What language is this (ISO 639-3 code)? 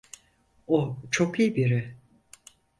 tur